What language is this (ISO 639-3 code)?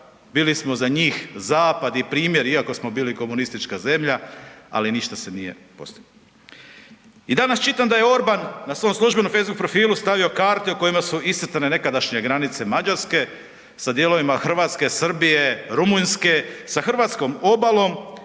hrv